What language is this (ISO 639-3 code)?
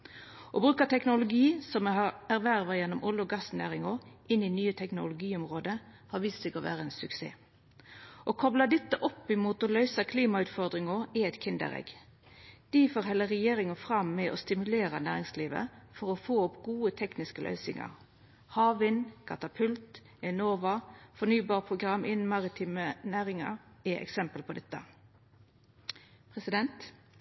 nno